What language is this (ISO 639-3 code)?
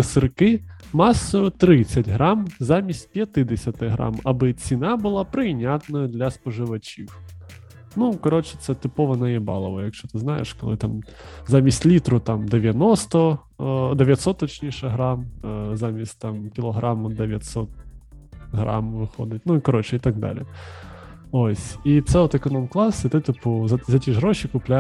ukr